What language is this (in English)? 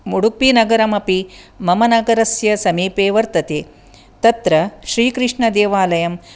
Sanskrit